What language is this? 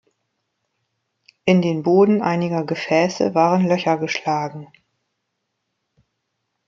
German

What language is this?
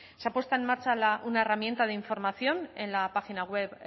Spanish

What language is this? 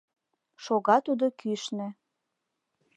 Mari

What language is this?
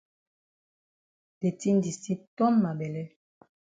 Cameroon Pidgin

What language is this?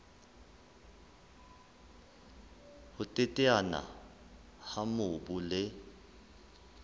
Southern Sotho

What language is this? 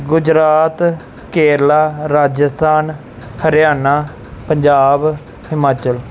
Punjabi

